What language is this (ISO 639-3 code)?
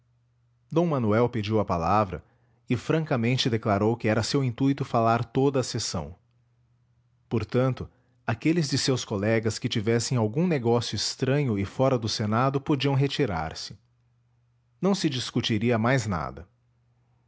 por